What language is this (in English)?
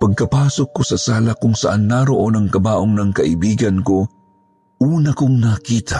Filipino